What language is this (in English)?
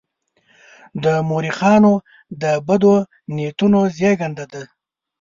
Pashto